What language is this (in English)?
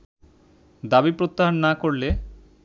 Bangla